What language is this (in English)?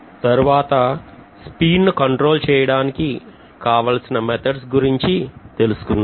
Telugu